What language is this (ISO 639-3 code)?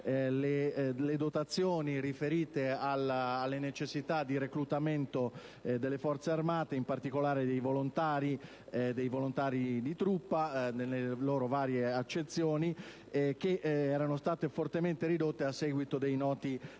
ita